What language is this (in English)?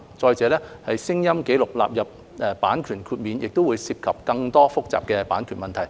Cantonese